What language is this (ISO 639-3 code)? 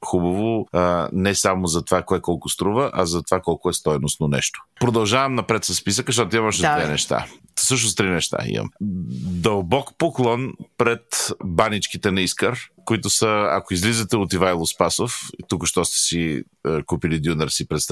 bul